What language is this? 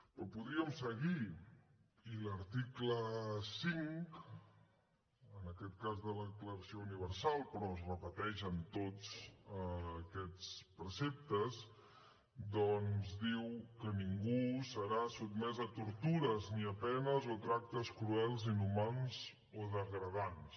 Catalan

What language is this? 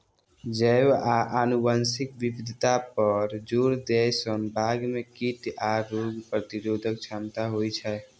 Maithili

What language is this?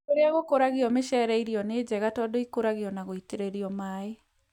Kikuyu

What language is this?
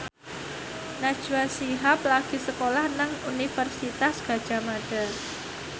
Javanese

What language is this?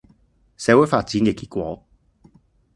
Cantonese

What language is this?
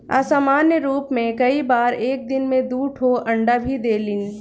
Bhojpuri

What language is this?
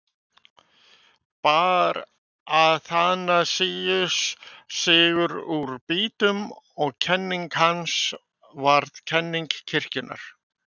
Icelandic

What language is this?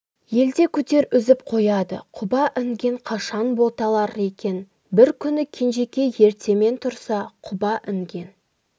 Kazakh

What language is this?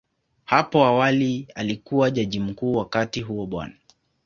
Swahili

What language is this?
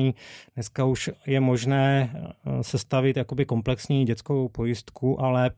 Czech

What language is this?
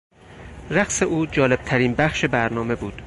Persian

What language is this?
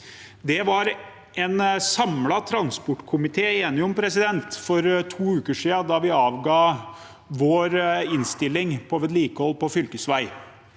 Norwegian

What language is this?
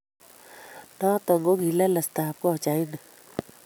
Kalenjin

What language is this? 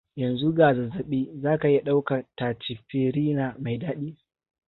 Hausa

